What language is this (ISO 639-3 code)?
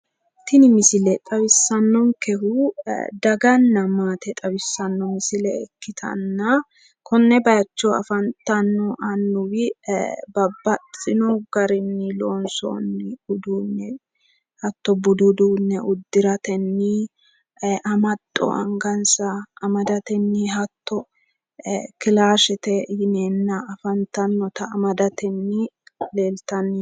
sid